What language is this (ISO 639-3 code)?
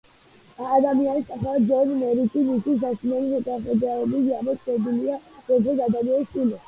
kat